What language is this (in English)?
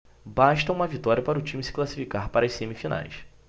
Portuguese